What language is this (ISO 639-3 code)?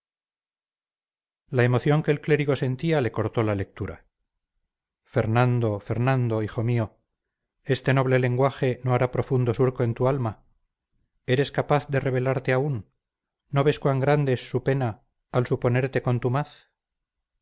spa